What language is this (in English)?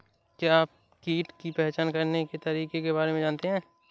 Hindi